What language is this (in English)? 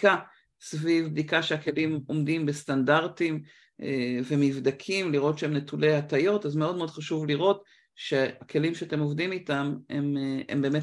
Hebrew